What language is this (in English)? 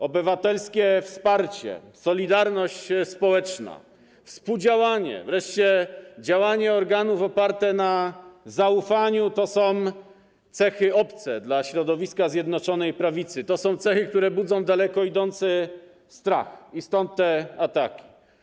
Polish